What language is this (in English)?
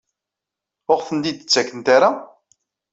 Kabyle